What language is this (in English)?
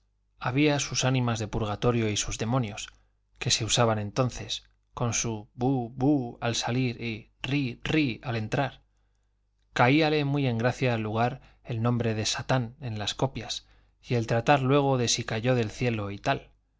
Spanish